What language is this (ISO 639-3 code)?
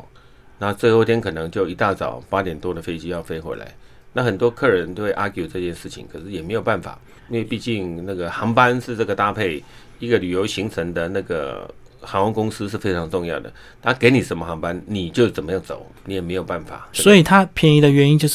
zho